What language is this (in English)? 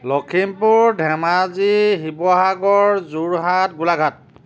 Assamese